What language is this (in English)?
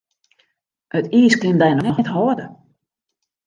Western Frisian